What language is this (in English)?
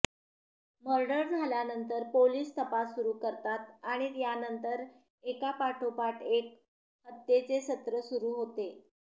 Marathi